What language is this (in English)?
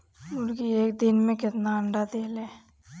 Bhojpuri